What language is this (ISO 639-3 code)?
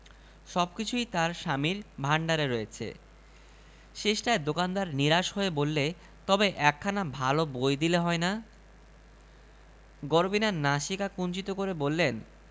ben